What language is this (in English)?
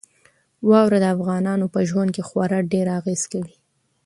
Pashto